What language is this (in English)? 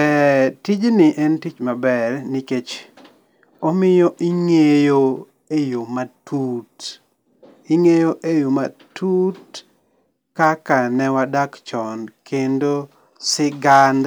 Luo (Kenya and Tanzania)